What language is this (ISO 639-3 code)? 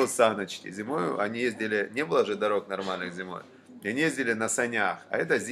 rus